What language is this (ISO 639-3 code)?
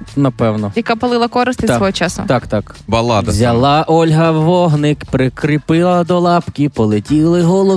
ukr